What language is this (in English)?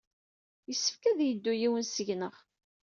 Kabyle